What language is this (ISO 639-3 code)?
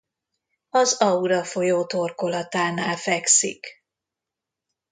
hun